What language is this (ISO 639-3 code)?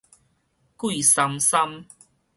nan